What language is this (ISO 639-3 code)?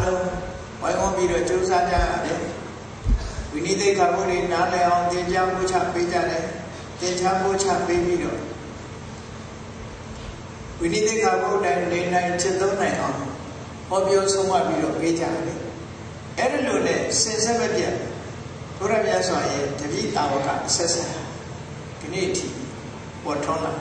ara